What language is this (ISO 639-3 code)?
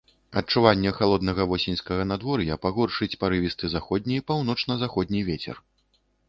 bel